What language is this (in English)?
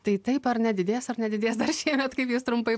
Lithuanian